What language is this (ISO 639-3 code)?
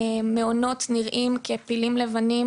heb